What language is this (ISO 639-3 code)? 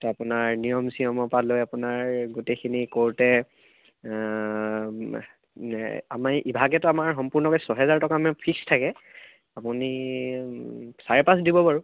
asm